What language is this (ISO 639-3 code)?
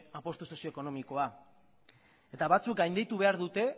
eus